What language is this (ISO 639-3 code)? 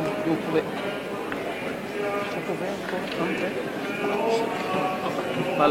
ell